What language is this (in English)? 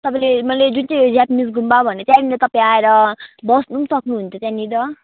Nepali